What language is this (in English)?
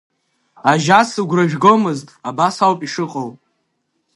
Abkhazian